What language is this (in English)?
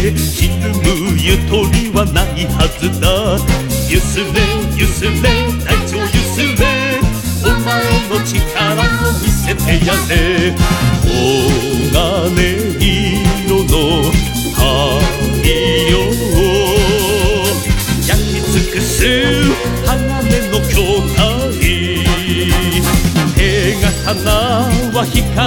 Italian